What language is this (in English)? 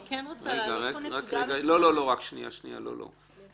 Hebrew